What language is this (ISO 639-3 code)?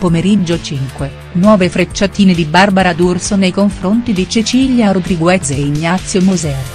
ita